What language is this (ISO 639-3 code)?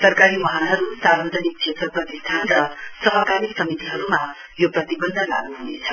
nep